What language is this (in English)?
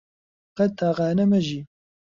Central Kurdish